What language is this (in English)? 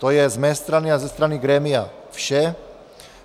Czech